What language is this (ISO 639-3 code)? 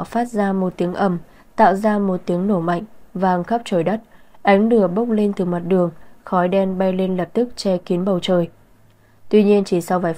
vie